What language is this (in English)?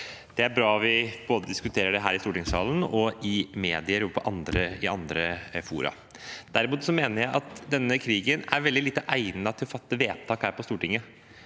Norwegian